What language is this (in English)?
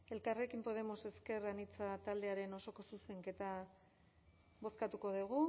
Basque